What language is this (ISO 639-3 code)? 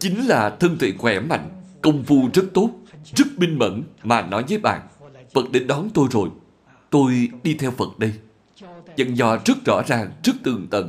vie